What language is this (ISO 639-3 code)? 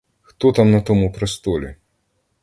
ukr